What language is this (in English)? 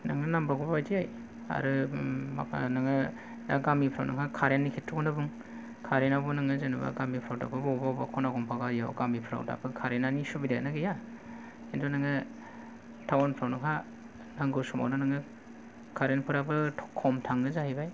Bodo